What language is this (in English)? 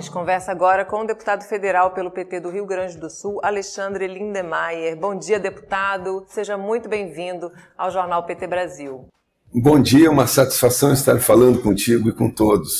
Portuguese